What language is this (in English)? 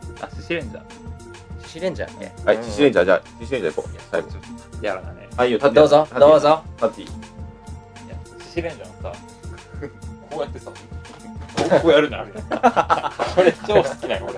Japanese